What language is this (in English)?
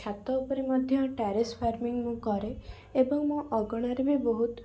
Odia